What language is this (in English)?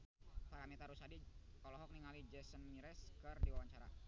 Sundanese